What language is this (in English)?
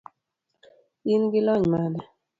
Luo (Kenya and Tanzania)